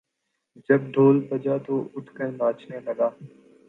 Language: Urdu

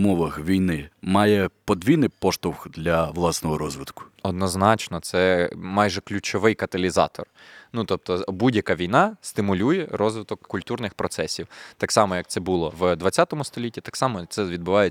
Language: Ukrainian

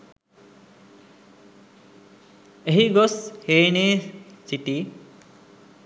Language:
Sinhala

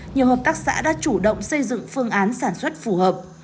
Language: Vietnamese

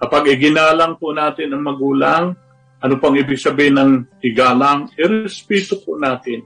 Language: Filipino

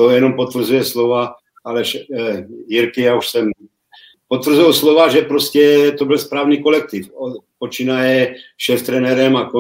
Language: Czech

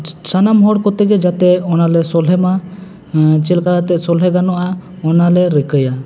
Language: Santali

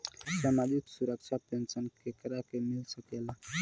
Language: Bhojpuri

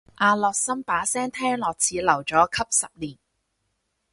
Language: Cantonese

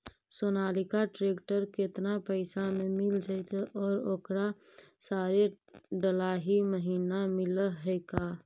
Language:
Magahi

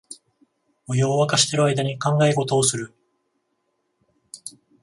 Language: Japanese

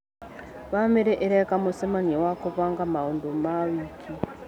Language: Kikuyu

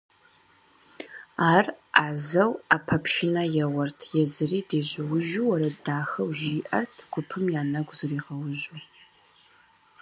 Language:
Kabardian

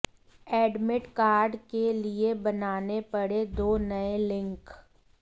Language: Hindi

